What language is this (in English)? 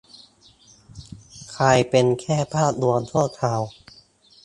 Thai